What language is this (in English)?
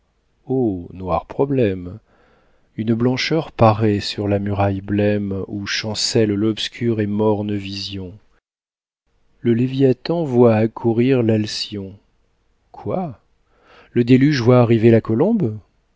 French